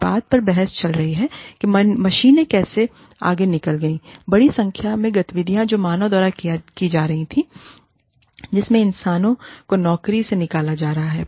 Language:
Hindi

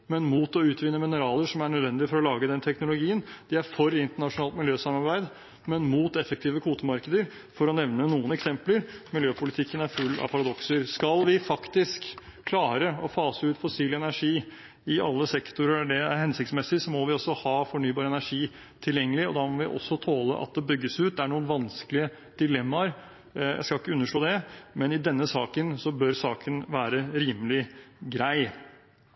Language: Norwegian Bokmål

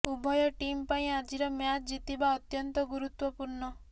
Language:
Odia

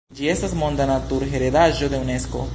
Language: Esperanto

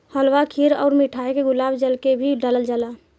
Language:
Bhojpuri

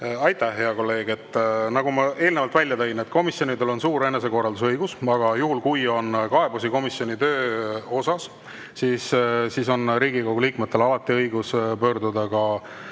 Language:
Estonian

